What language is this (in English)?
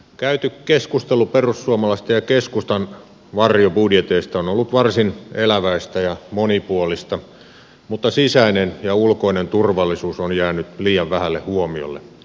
Finnish